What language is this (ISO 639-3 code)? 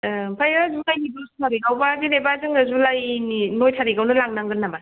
brx